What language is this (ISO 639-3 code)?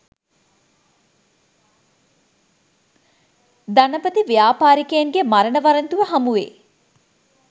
sin